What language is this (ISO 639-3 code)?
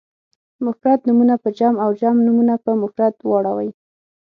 pus